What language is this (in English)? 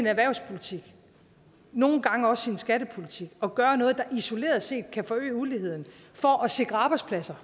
Danish